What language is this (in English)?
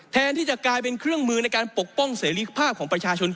Thai